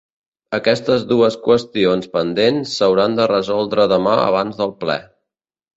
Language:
Catalan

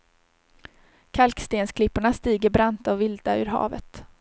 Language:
Swedish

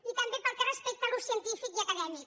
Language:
Catalan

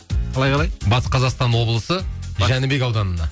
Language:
Kazakh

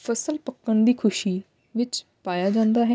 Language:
Punjabi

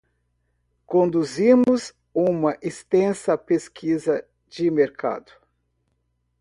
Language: Portuguese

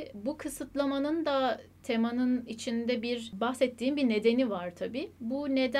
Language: Turkish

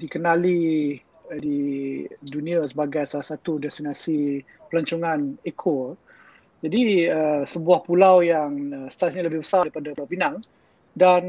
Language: Malay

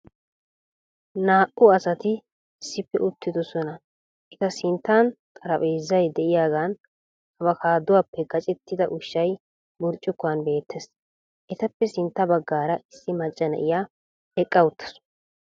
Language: Wolaytta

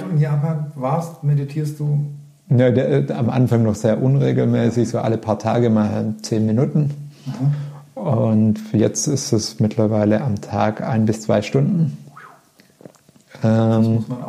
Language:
German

